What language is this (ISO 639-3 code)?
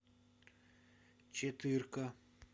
rus